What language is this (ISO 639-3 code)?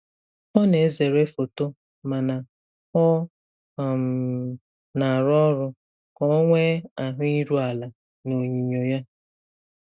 ibo